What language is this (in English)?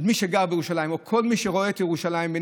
Hebrew